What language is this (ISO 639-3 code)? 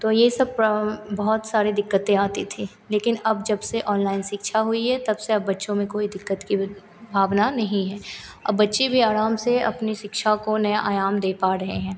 hin